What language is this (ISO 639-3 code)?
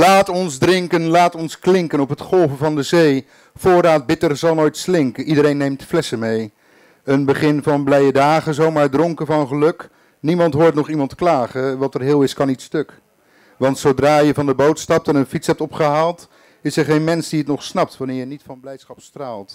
nld